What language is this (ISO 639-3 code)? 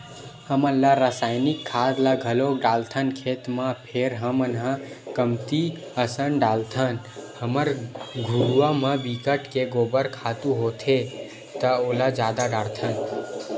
hne